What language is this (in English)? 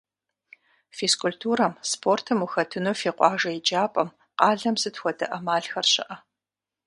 Kabardian